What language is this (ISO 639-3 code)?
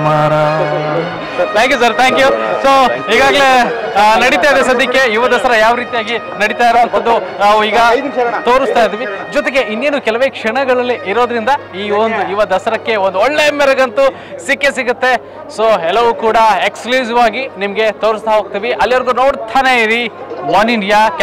ron